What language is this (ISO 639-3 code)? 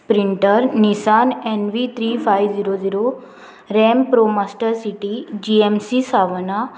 kok